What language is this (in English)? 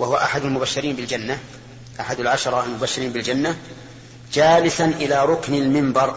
Arabic